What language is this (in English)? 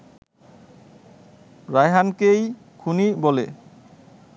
Bangla